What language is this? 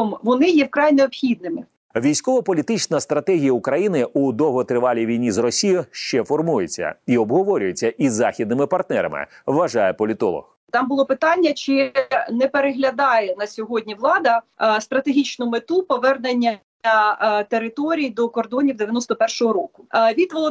Ukrainian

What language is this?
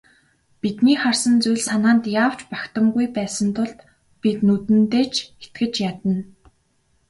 Mongolian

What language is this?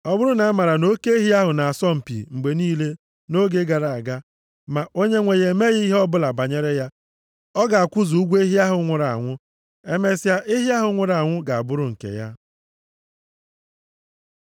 Igbo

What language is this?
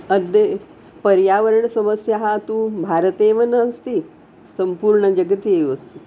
Sanskrit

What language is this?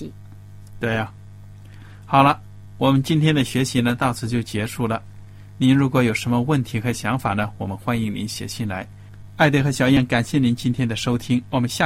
Chinese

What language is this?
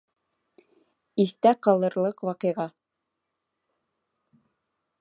Bashkir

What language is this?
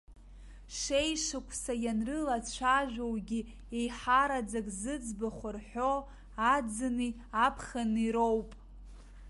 Abkhazian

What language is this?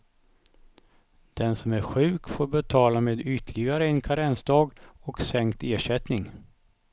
Swedish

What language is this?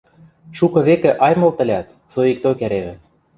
Western Mari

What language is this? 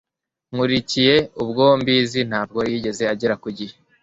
Kinyarwanda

